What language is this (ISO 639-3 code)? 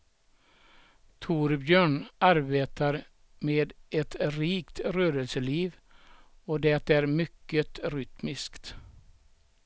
swe